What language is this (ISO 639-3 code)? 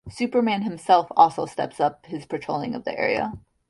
eng